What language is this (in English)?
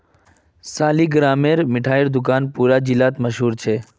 Magahi